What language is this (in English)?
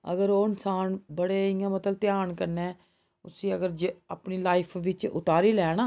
Dogri